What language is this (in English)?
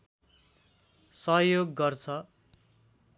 Nepali